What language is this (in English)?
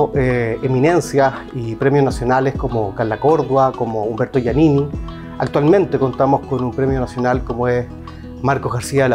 Spanish